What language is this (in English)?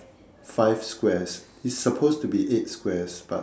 English